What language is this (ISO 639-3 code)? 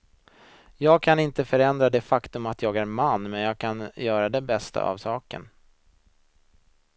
swe